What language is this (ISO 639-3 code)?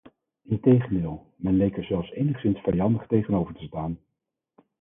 nld